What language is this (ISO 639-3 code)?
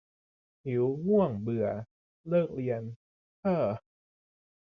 tha